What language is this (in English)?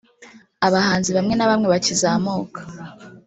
Kinyarwanda